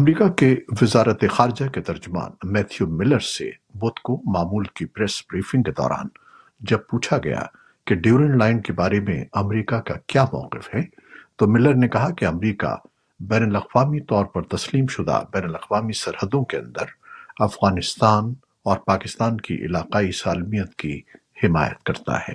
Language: Urdu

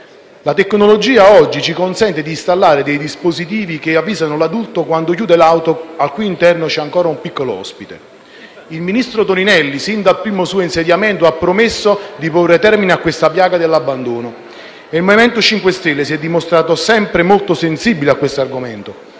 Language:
Italian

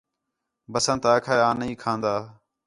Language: Khetrani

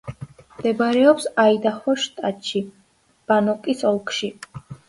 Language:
Georgian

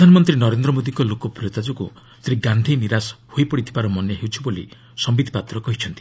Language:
Odia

